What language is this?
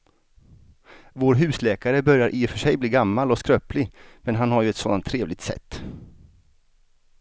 Swedish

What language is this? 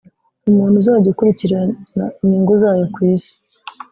Kinyarwanda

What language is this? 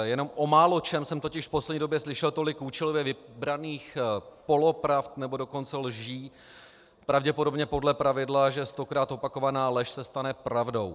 Czech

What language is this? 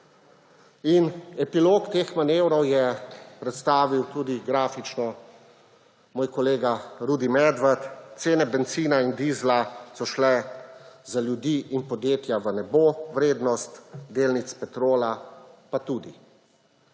Slovenian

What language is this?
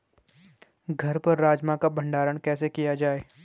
Hindi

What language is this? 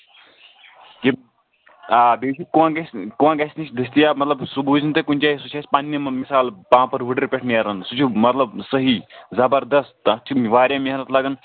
Kashmiri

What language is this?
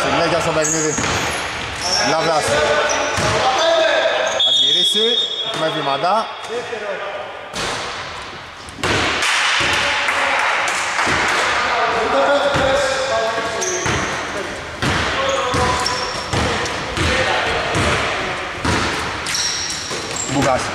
Greek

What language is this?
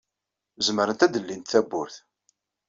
Kabyle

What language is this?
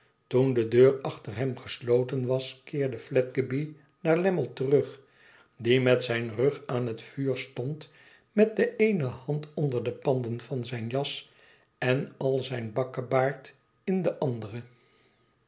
Dutch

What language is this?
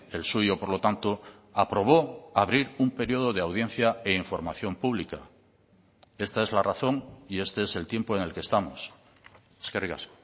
Spanish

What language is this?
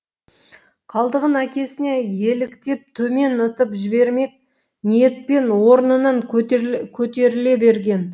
Kazakh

